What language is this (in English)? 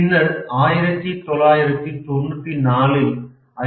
Tamil